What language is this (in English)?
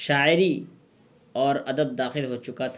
Urdu